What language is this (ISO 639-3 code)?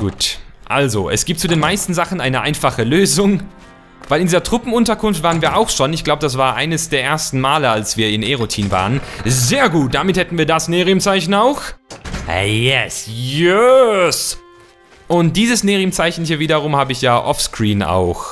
deu